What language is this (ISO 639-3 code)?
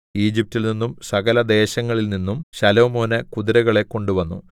mal